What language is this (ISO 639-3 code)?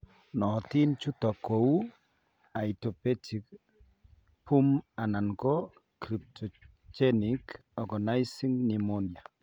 kln